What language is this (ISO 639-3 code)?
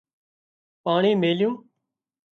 kxp